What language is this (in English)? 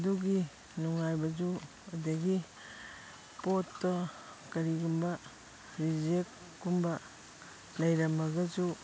Manipuri